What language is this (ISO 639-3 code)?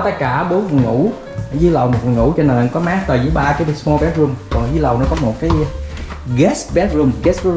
vie